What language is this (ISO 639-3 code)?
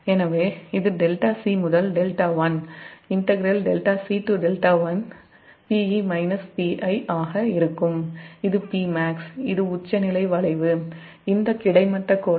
tam